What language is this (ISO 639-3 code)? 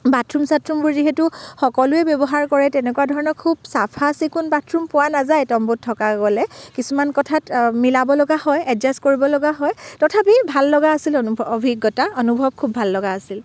asm